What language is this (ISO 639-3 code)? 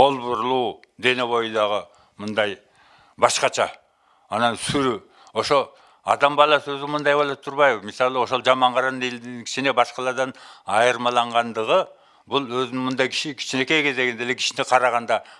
tur